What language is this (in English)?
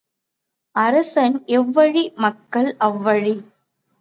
Tamil